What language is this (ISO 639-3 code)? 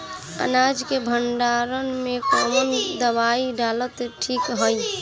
bho